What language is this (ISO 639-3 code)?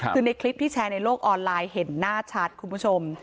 tha